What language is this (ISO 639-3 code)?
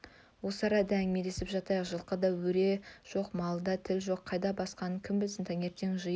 kaz